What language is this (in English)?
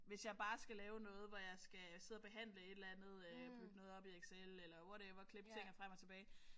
Danish